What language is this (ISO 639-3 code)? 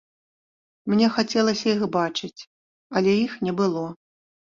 bel